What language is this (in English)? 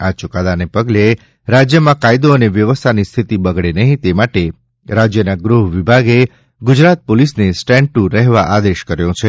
Gujarati